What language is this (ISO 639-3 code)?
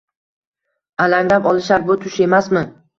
uzb